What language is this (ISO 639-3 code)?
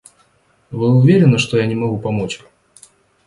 rus